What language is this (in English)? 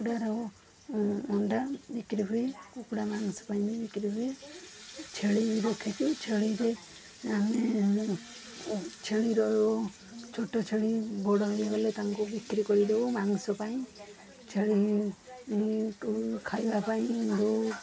Odia